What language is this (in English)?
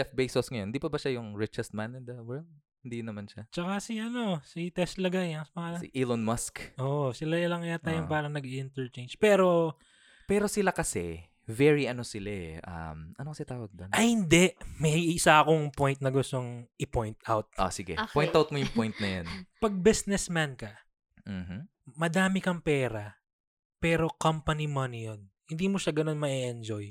Filipino